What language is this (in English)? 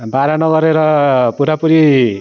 Nepali